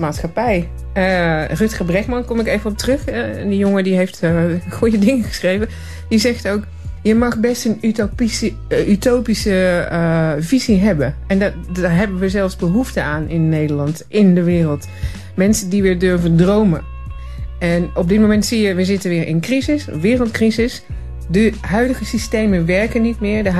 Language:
Dutch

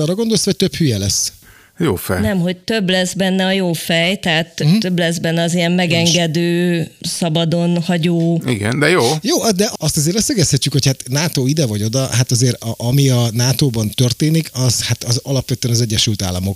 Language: Hungarian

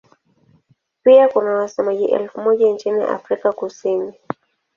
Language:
Swahili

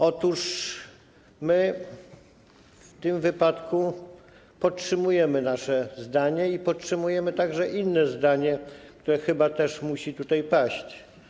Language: Polish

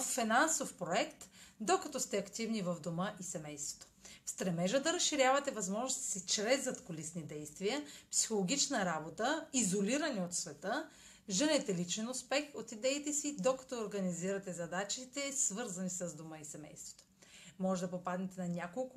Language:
Bulgarian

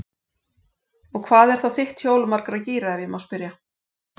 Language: Icelandic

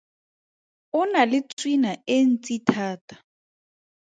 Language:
Tswana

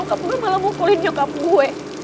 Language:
Indonesian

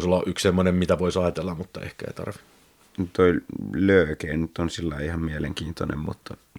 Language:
Finnish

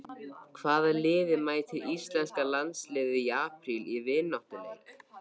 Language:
Icelandic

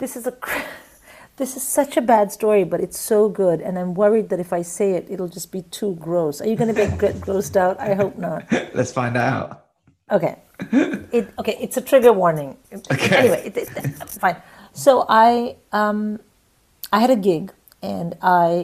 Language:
English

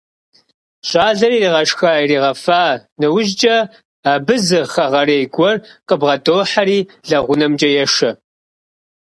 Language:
Kabardian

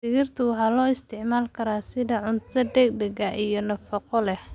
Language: Somali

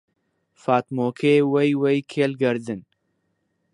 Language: Central Kurdish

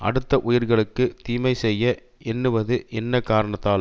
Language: Tamil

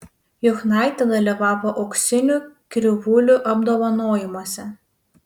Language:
Lithuanian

